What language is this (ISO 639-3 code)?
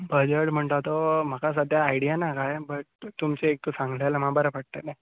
kok